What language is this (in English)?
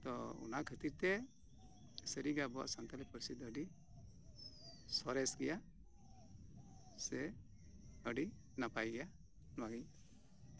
Santali